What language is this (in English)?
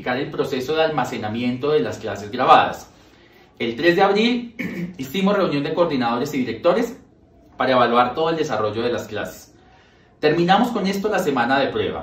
Spanish